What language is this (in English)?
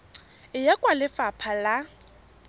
Tswana